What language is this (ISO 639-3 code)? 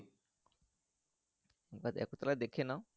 ben